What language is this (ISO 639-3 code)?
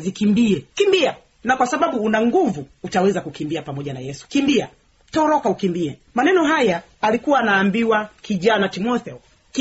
swa